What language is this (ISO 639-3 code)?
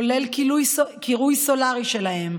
heb